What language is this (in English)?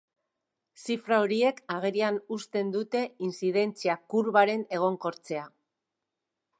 Basque